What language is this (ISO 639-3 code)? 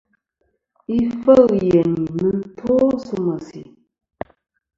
bkm